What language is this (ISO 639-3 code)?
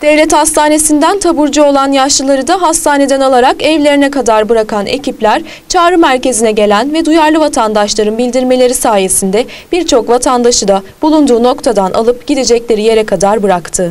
tur